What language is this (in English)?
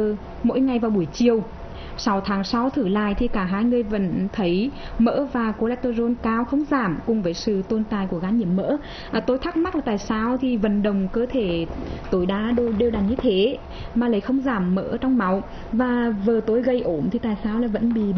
Vietnamese